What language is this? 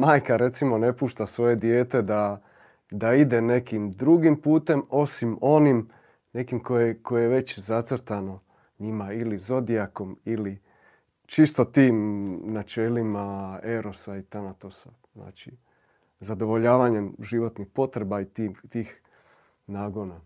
Croatian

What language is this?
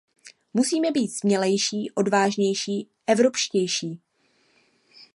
Czech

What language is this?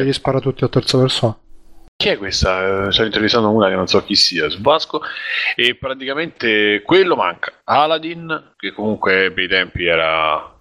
Italian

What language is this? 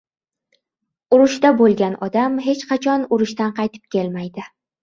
Uzbek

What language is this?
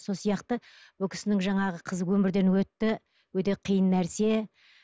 Kazakh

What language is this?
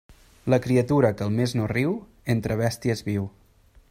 Catalan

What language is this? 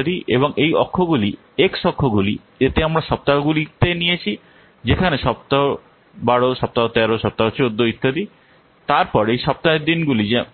Bangla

